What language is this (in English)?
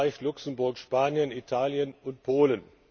German